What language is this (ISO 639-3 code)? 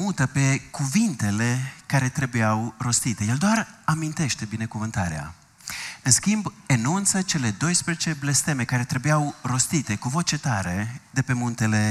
ron